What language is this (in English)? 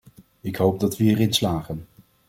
Dutch